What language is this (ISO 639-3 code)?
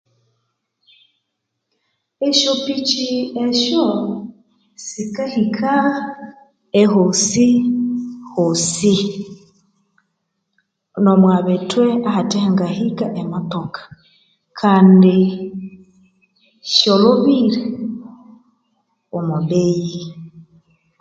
koo